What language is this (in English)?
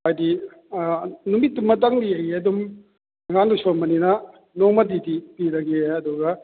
Manipuri